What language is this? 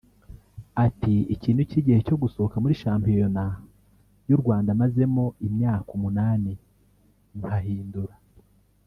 Kinyarwanda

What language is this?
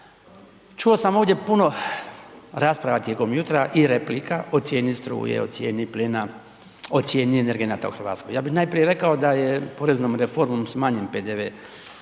Croatian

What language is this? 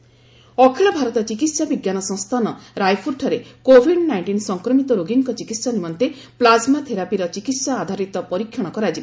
Odia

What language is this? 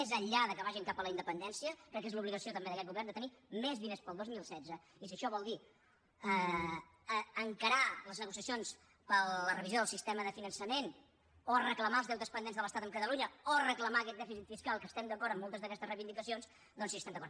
Catalan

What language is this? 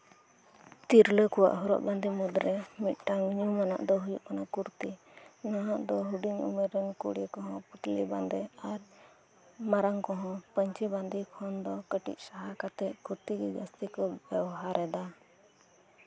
Santali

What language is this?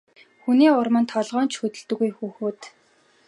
Mongolian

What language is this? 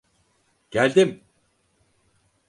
Turkish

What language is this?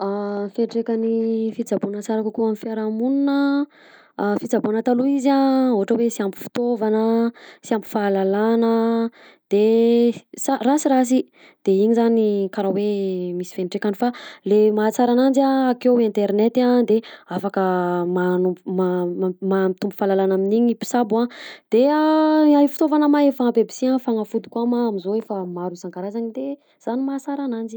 Southern Betsimisaraka Malagasy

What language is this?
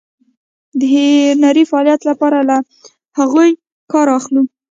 Pashto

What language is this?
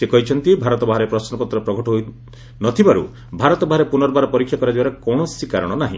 Odia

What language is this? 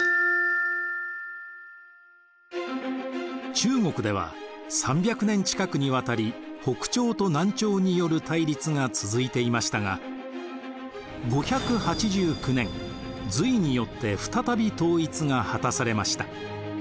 Japanese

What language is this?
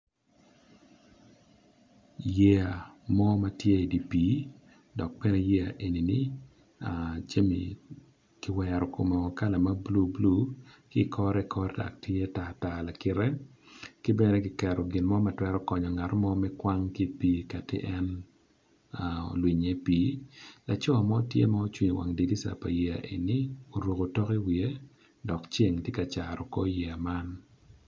Acoli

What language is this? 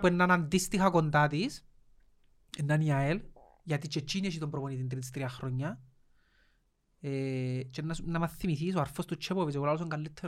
Greek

